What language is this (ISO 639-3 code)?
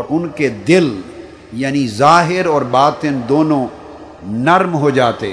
urd